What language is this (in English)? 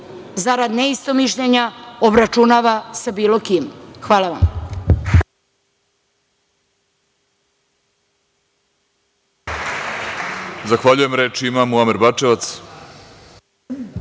Serbian